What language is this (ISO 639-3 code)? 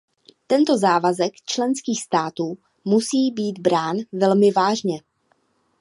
ces